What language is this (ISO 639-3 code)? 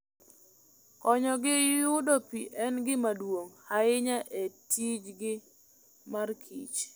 luo